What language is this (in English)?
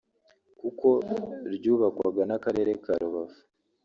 Kinyarwanda